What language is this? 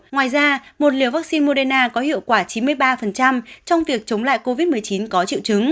Vietnamese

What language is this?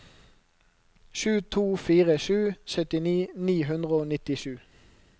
Norwegian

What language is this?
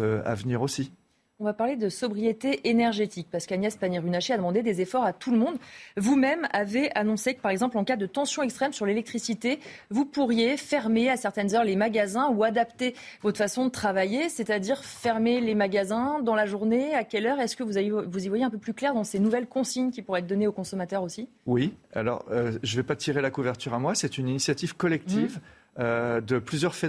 French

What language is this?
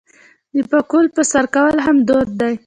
Pashto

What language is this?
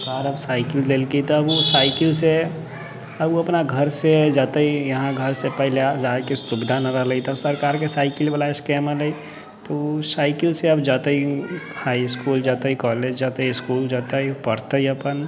Maithili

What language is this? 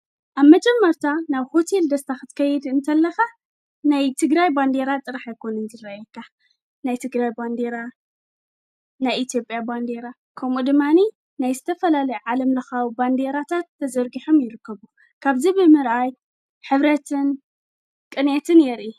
Tigrinya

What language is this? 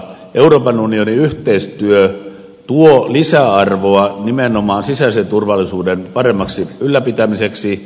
Finnish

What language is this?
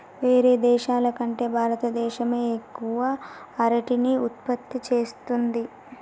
Telugu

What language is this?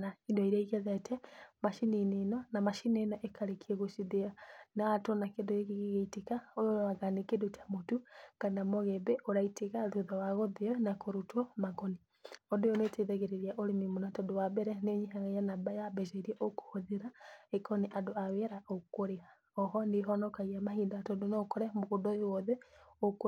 Kikuyu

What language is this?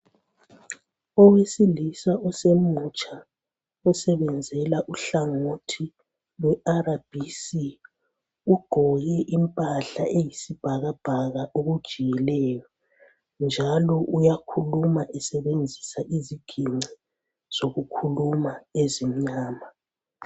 North Ndebele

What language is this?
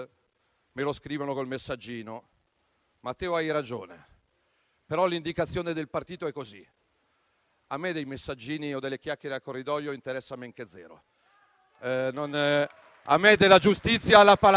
Italian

